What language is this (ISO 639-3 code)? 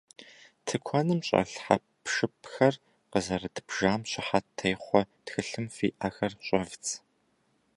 kbd